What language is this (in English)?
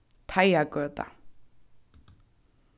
Faroese